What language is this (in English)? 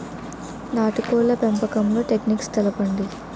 Telugu